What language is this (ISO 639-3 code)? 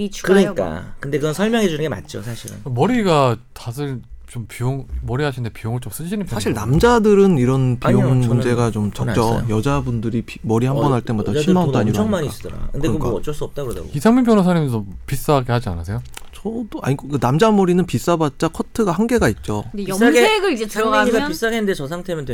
kor